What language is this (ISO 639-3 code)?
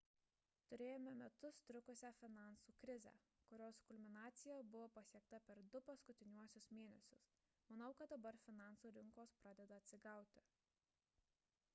lit